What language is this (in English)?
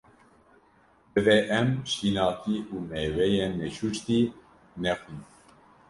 Kurdish